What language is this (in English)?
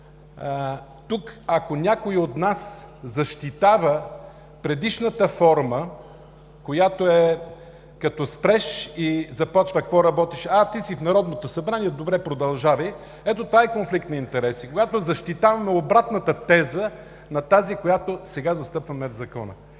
Bulgarian